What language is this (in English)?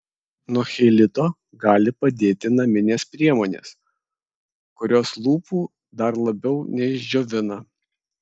Lithuanian